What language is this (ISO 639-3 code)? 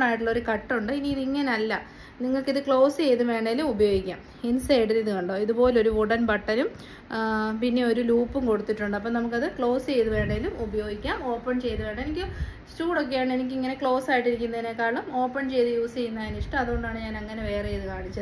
mal